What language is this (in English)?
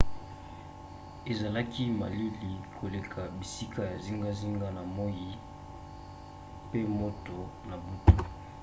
Lingala